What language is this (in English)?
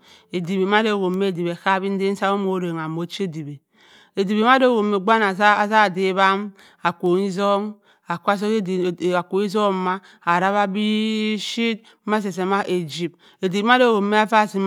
Cross River Mbembe